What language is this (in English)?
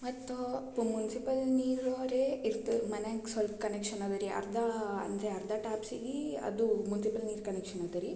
Kannada